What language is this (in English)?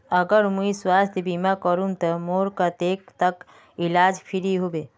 Magahi